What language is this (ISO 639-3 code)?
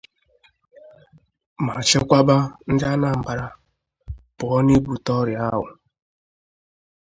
ibo